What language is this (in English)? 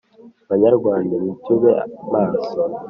Kinyarwanda